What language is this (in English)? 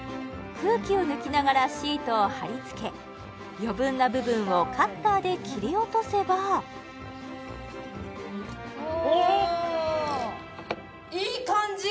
Japanese